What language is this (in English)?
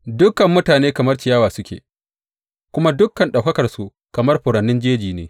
Hausa